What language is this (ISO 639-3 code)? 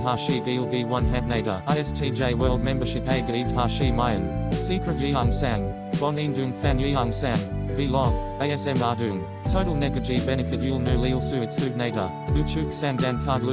kor